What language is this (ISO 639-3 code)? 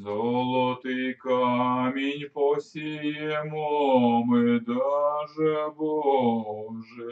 ukr